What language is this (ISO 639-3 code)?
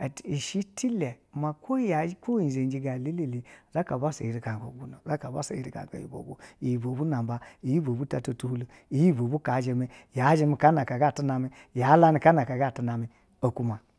bzw